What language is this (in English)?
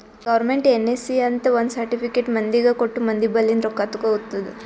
Kannada